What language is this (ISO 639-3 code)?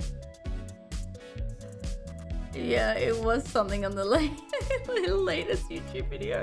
eng